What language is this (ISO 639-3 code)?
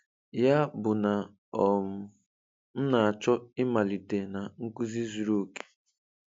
ibo